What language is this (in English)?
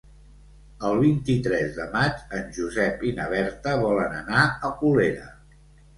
Catalan